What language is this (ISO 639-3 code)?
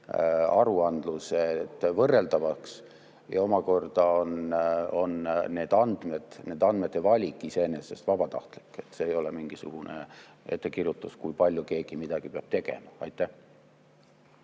est